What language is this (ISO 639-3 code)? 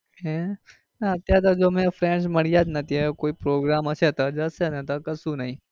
guj